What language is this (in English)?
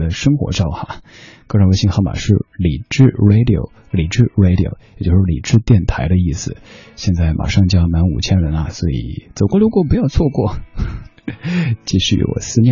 Chinese